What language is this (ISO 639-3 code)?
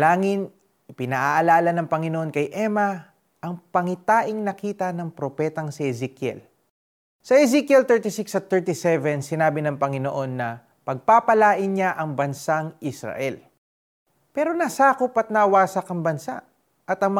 fil